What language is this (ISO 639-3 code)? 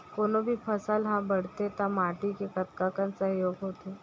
hne